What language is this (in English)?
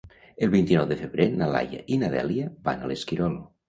Catalan